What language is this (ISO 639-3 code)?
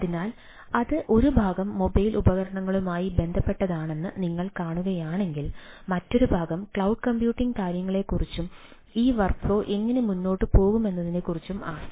mal